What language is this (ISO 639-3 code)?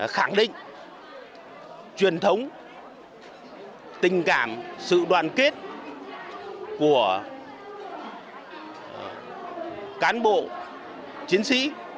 vie